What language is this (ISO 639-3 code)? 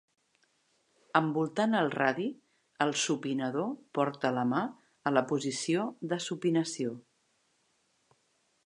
cat